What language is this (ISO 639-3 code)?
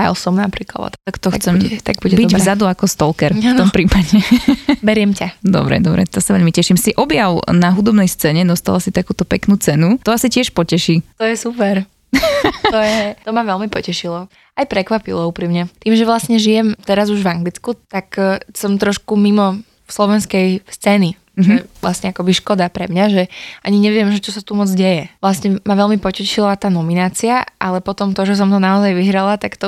slk